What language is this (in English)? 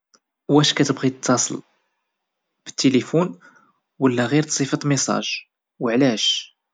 Moroccan Arabic